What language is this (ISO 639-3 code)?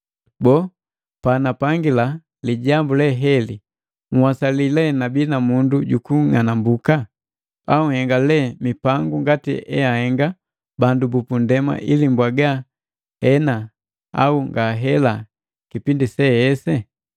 mgv